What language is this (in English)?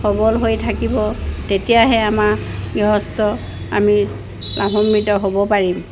Assamese